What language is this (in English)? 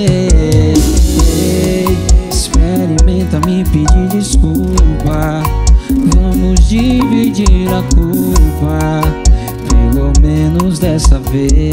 Portuguese